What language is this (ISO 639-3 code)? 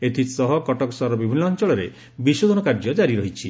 ori